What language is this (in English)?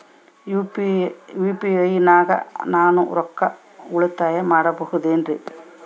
Kannada